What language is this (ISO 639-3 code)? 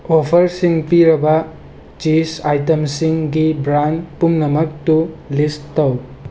mni